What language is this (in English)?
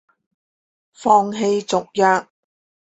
Chinese